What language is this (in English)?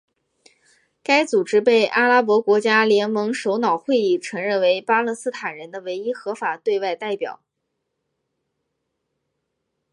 Chinese